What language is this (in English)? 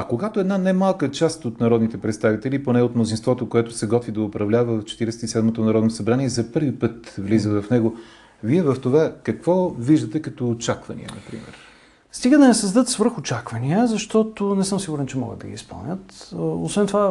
Bulgarian